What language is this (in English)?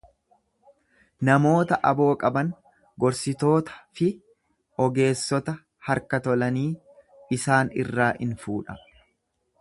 Oromo